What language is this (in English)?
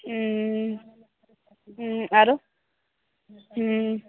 Maithili